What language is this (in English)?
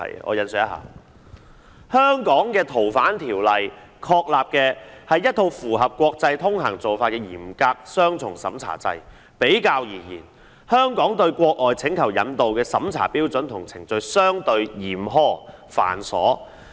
Cantonese